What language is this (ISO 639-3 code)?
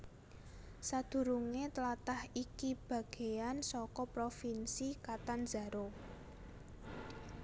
jav